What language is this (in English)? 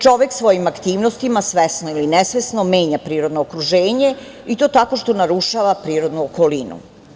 Serbian